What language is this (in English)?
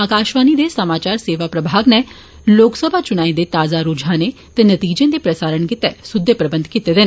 Dogri